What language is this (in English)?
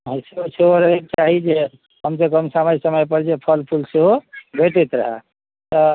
Maithili